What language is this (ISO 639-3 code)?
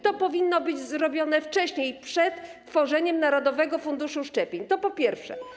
pol